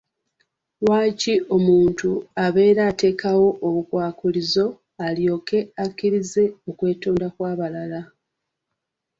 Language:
Ganda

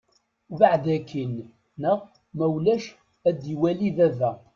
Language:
Kabyle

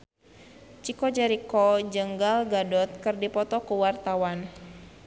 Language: Sundanese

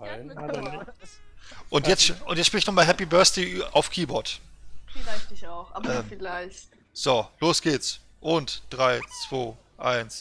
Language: German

